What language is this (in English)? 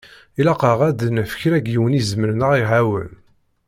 Kabyle